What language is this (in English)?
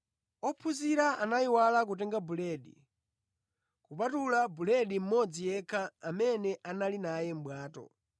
Nyanja